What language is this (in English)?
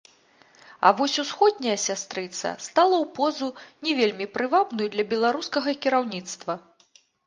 Belarusian